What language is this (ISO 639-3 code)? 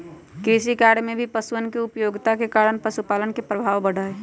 mag